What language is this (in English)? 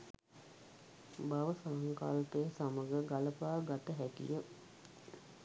Sinhala